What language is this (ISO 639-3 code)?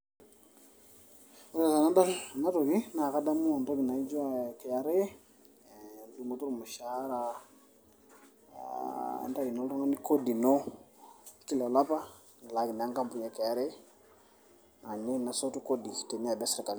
mas